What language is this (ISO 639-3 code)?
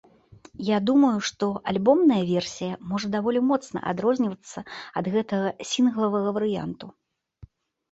bel